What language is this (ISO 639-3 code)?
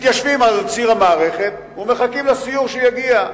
heb